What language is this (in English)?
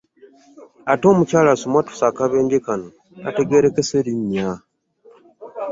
Ganda